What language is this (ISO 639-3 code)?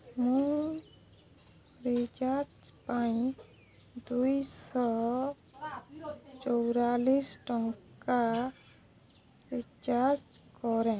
ori